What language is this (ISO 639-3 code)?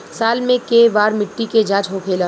bho